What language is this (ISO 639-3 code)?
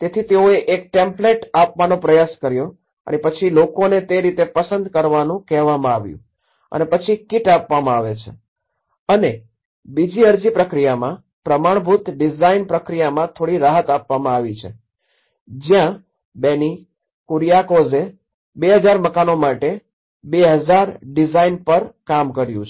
guj